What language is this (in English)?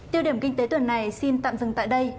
Vietnamese